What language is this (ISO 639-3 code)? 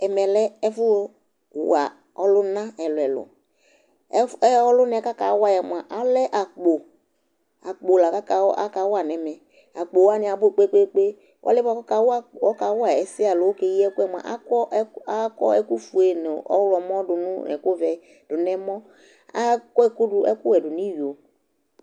kpo